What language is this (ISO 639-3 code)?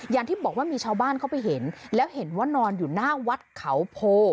tha